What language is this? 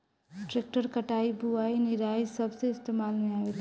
Bhojpuri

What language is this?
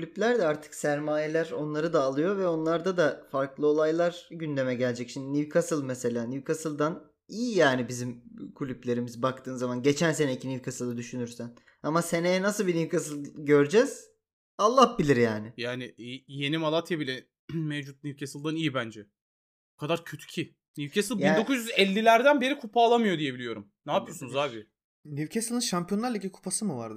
Turkish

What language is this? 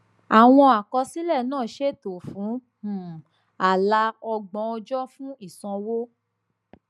Yoruba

